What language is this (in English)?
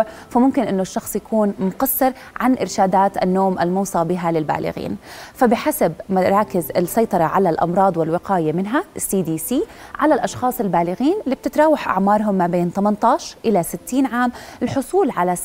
Arabic